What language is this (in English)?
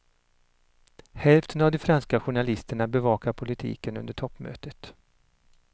Swedish